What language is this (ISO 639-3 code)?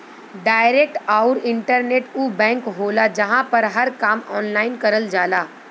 bho